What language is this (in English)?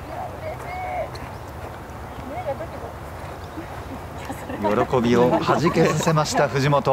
Japanese